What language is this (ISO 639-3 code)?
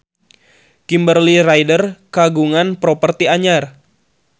sun